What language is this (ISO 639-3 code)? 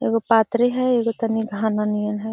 mag